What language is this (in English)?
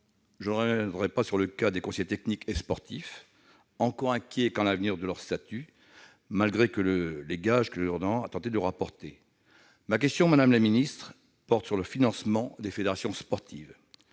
French